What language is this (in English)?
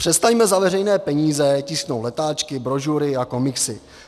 Czech